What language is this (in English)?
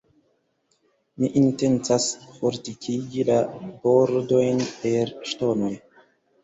Esperanto